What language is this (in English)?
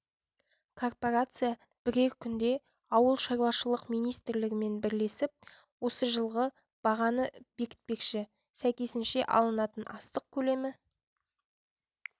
Kazakh